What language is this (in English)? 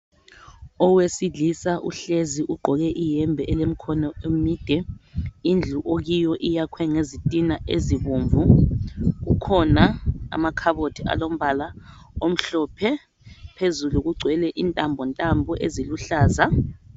North Ndebele